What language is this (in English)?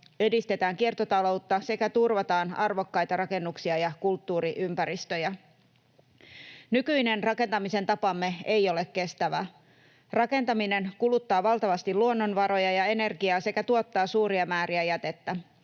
Finnish